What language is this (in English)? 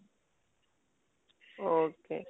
Odia